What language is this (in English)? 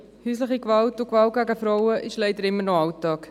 Swiss German